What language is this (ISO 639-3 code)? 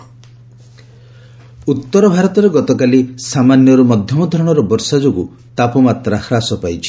ori